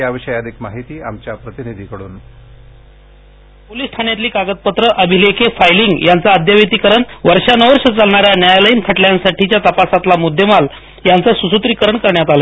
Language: Marathi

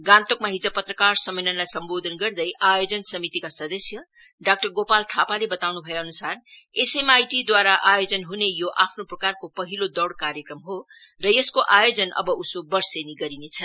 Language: Nepali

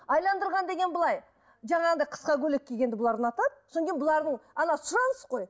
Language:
Kazakh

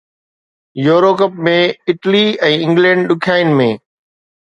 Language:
Sindhi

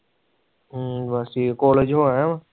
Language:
Punjabi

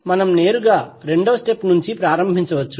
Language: Telugu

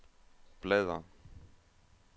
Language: Danish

